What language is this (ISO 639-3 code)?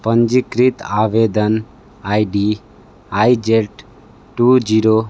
hin